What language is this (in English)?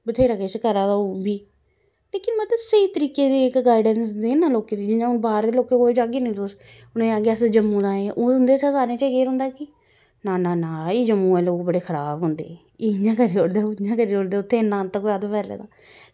Dogri